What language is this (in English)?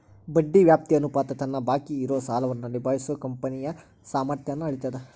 Kannada